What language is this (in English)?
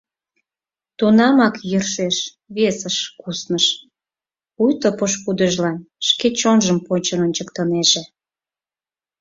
Mari